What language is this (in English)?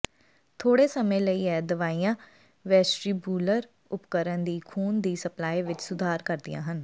Punjabi